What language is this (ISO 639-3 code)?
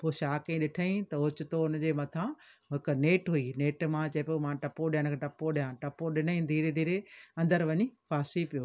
snd